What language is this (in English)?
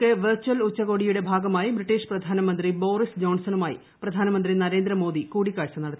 Malayalam